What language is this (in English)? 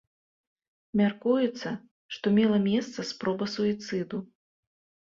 Belarusian